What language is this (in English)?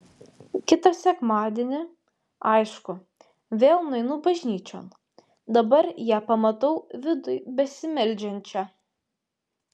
Lithuanian